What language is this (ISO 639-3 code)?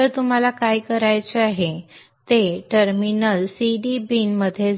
mar